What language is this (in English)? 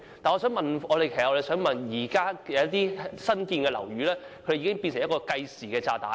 Cantonese